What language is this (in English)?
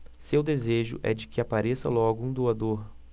Portuguese